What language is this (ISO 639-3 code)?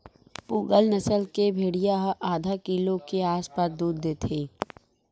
hne